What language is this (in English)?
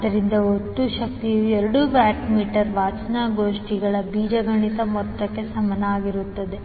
Kannada